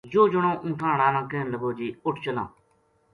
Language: Gujari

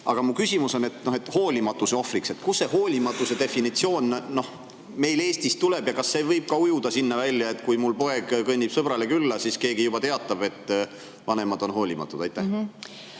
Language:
Estonian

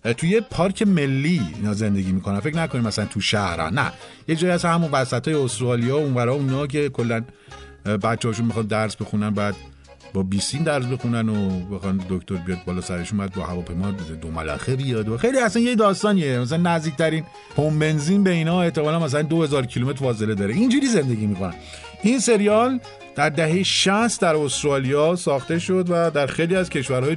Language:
Persian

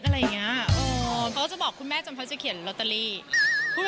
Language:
Thai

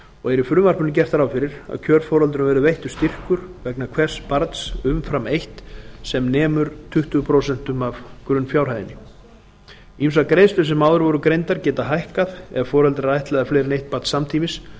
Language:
Icelandic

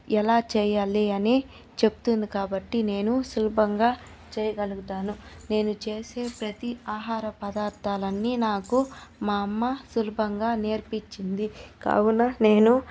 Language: Telugu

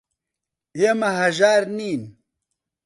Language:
Central Kurdish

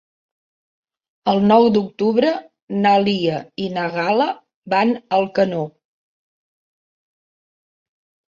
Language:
Catalan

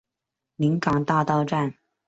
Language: Chinese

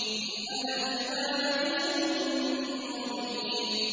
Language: Arabic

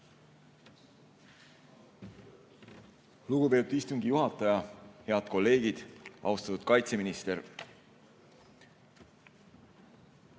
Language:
Estonian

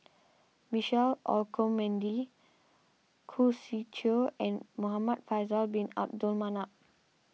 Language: English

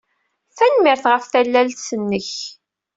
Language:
Kabyle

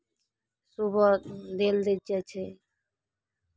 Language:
Maithili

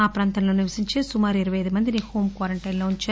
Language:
Telugu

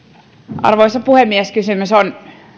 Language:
Finnish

